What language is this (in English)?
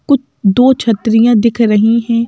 Hindi